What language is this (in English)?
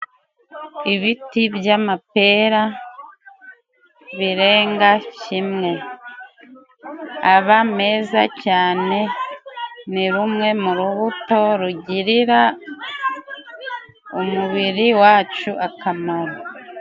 Kinyarwanda